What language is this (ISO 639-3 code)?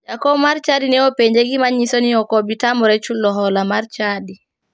luo